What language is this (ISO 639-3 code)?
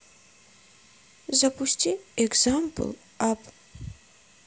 rus